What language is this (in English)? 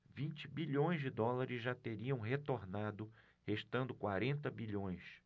Portuguese